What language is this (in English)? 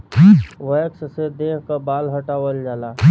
Bhojpuri